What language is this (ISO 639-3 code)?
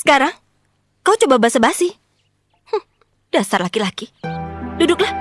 ind